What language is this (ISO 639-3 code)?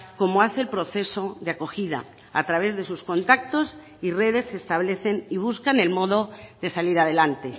spa